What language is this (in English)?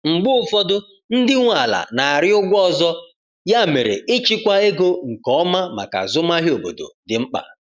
Igbo